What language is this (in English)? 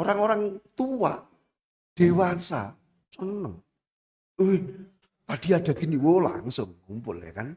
Indonesian